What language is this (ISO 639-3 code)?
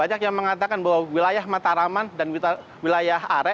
ind